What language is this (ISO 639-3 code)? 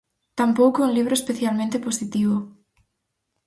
glg